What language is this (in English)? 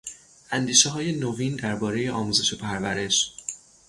Persian